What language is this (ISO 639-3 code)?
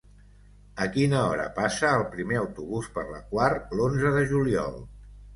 cat